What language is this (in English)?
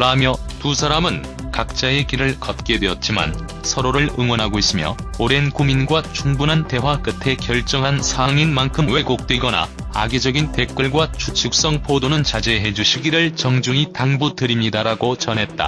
Korean